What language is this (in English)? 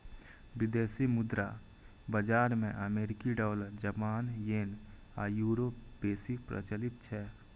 Maithili